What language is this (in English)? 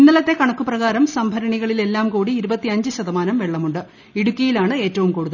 Malayalam